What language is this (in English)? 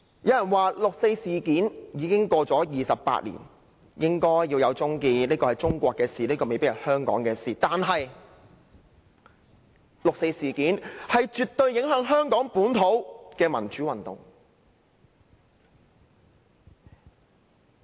Cantonese